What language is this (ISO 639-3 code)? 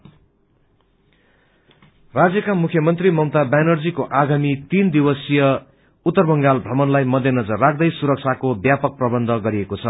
nep